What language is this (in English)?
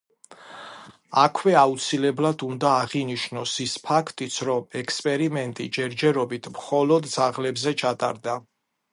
Georgian